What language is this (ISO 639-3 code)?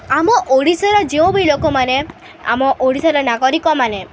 ori